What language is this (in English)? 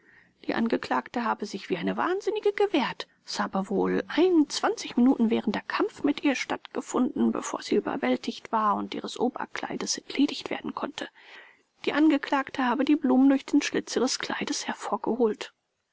German